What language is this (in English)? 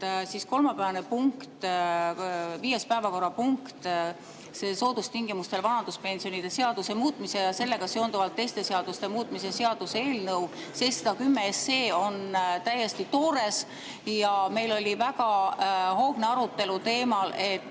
Estonian